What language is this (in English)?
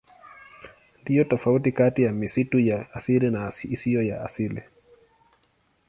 Swahili